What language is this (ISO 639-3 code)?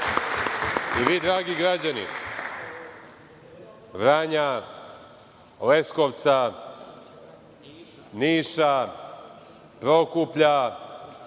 srp